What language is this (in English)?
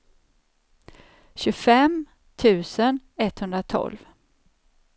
Swedish